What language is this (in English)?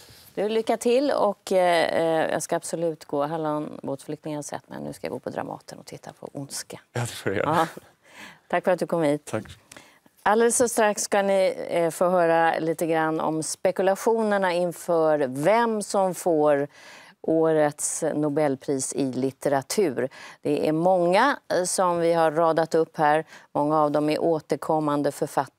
Swedish